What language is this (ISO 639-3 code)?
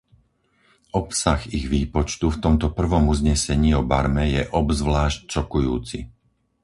slk